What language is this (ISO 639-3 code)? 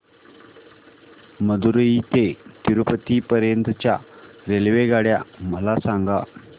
mar